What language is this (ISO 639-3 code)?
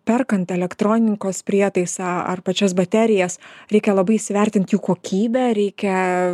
lit